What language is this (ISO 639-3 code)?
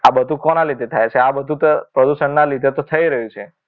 guj